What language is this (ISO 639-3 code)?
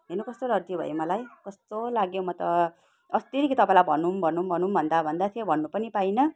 nep